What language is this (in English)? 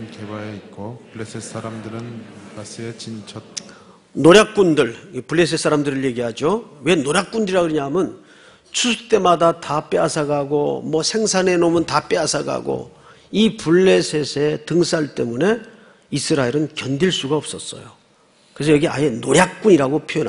Korean